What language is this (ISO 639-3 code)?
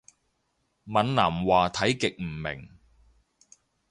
yue